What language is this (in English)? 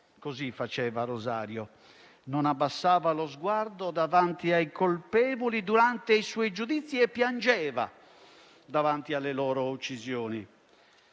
Italian